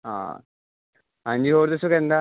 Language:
Punjabi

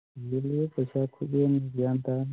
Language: Manipuri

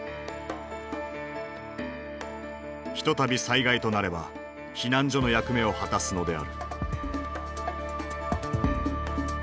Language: Japanese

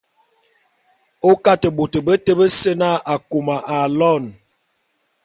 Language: Bulu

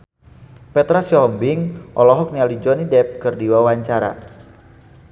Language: Sundanese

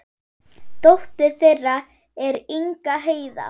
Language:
Icelandic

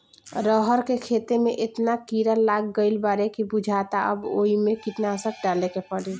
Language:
Bhojpuri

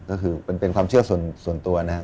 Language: Thai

